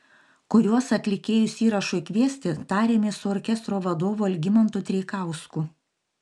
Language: Lithuanian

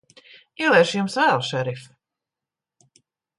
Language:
Latvian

